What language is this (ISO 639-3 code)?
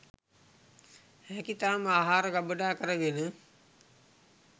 sin